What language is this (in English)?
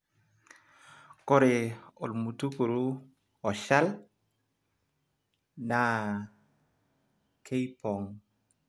Masai